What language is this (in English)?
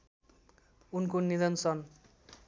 Nepali